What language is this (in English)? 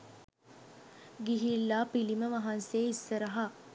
Sinhala